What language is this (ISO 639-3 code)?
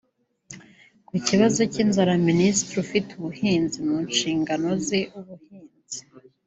kin